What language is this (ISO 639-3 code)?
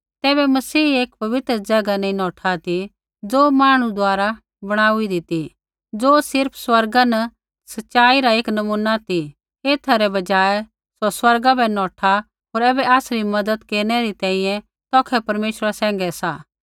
kfx